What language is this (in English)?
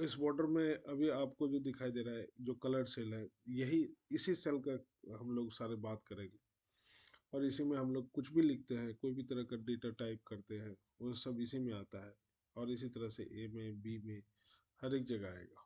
Hindi